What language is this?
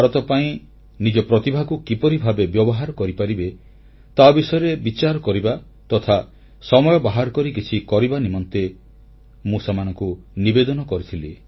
Odia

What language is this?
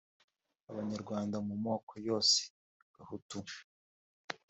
Kinyarwanda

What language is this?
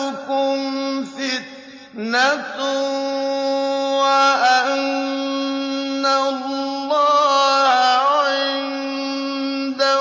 Arabic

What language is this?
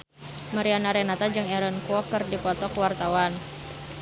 Sundanese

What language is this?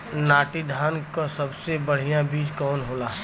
Bhojpuri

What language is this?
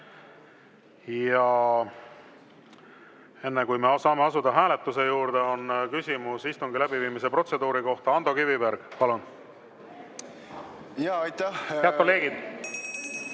Estonian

